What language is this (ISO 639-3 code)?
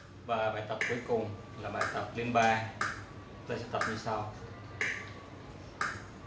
vie